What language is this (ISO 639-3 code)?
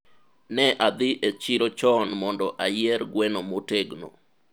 luo